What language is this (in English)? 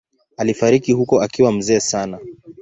Swahili